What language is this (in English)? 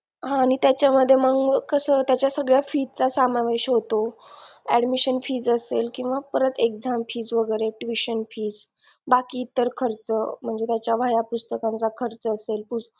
Marathi